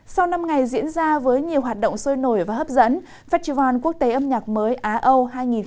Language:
Vietnamese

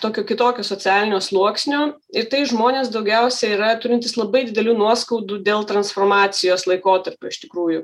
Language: Lithuanian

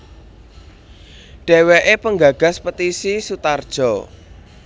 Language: Javanese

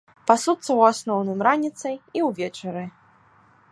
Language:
Belarusian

